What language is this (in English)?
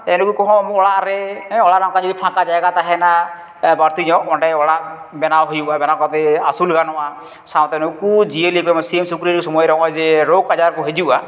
Santali